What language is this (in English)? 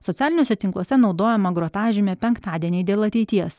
Lithuanian